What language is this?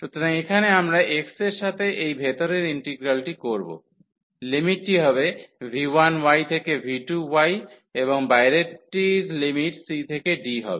Bangla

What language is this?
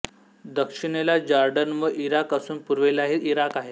Marathi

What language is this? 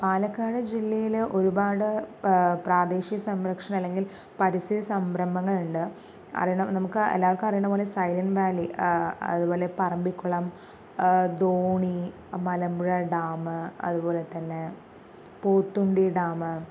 Malayalam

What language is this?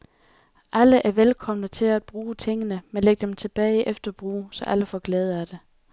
Danish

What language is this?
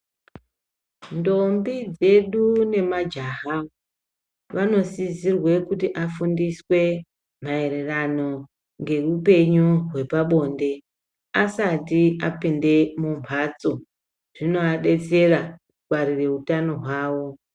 Ndau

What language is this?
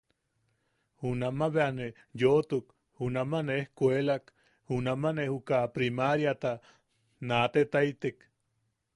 Yaqui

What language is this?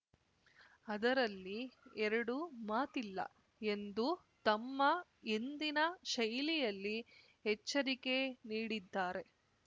Kannada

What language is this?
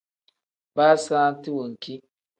Tem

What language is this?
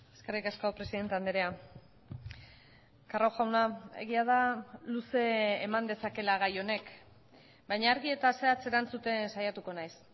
Basque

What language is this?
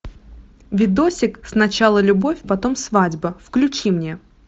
Russian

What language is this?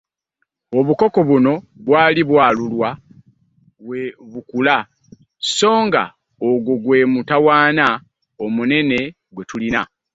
Ganda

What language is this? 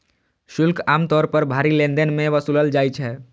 Maithili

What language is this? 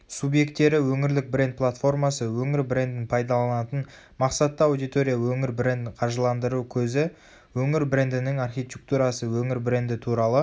Kazakh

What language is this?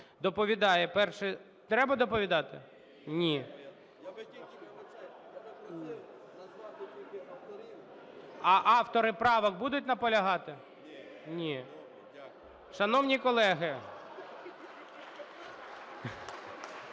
Ukrainian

